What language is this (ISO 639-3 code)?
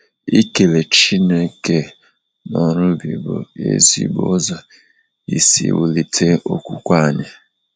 ibo